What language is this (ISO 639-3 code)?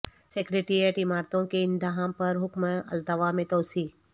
urd